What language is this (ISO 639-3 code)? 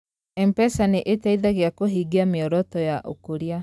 kik